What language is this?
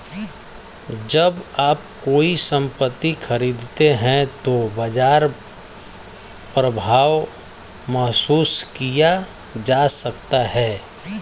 Hindi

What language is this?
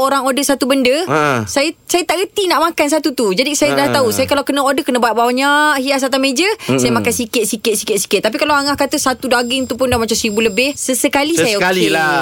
Malay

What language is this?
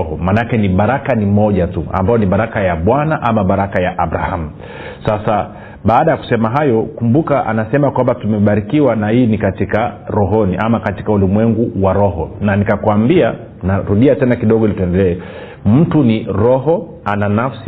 Swahili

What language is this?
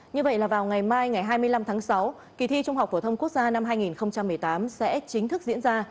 Vietnamese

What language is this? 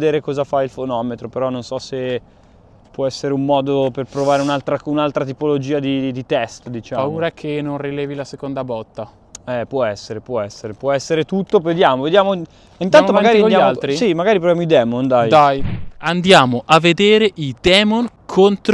Italian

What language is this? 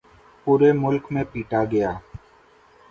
Urdu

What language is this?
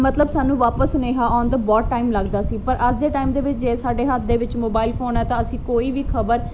Punjabi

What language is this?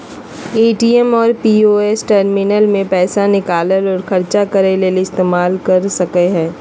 Magahi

